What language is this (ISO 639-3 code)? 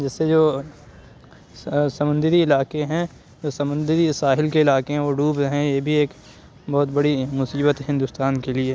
urd